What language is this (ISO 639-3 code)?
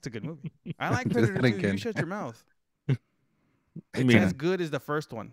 eng